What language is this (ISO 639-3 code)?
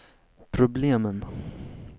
swe